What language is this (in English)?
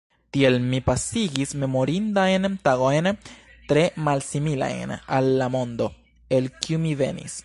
Esperanto